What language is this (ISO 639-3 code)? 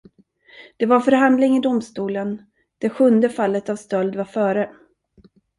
swe